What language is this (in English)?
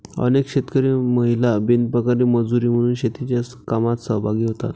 Marathi